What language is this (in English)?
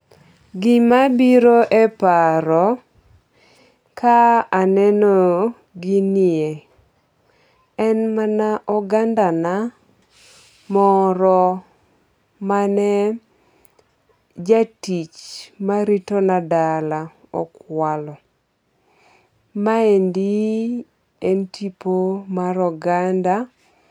Luo (Kenya and Tanzania)